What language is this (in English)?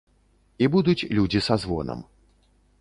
Belarusian